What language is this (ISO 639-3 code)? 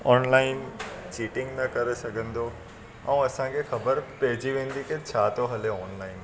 snd